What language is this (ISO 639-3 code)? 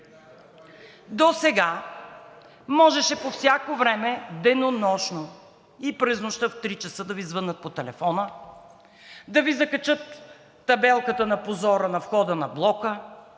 bul